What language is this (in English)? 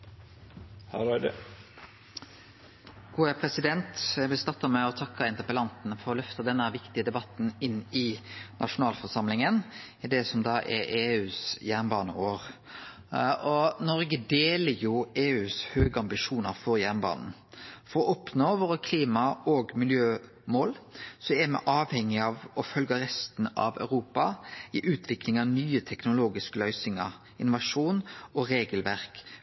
Norwegian